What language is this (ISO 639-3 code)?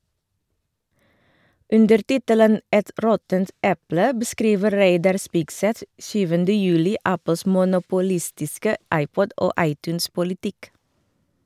nor